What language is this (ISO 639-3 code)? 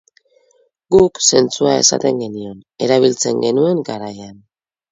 eus